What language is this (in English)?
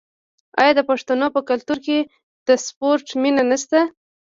Pashto